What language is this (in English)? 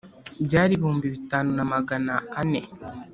Kinyarwanda